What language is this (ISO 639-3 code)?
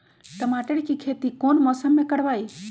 mag